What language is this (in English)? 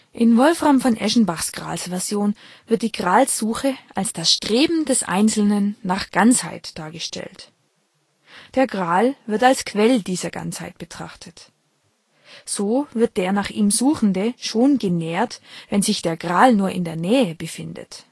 German